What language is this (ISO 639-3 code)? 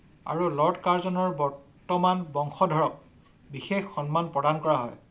asm